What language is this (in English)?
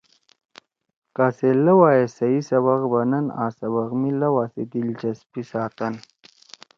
Torwali